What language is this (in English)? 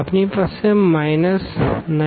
Gujarati